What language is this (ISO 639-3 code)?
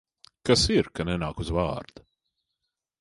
lav